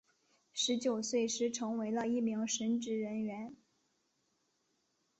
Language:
Chinese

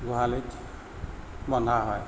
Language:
Assamese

